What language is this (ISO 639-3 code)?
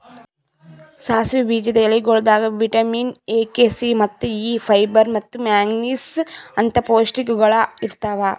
kan